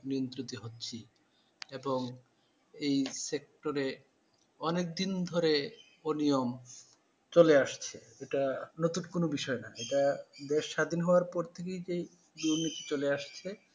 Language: Bangla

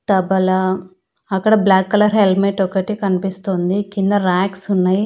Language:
Telugu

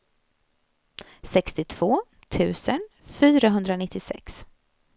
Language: Swedish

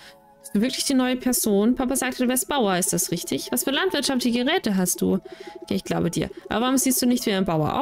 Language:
German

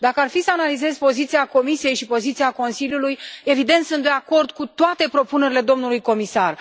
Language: Romanian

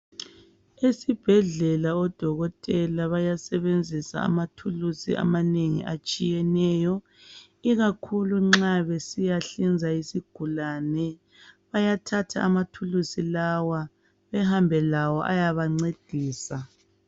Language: North Ndebele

